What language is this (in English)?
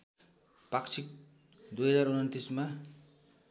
Nepali